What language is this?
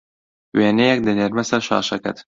Central Kurdish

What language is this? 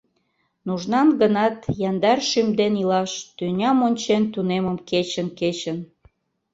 Mari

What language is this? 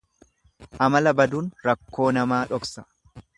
Oromo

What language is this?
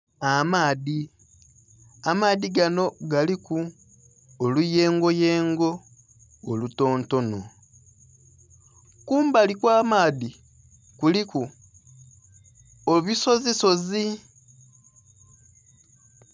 Soga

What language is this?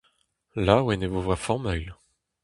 Breton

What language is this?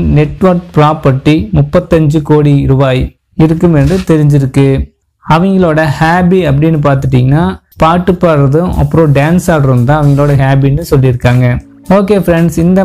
Hindi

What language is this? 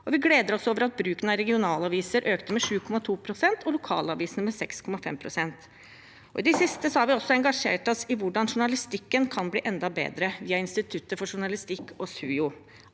Norwegian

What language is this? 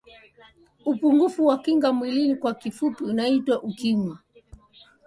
Swahili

